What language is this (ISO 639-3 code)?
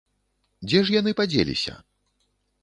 bel